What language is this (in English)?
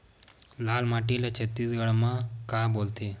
Chhattisgarhi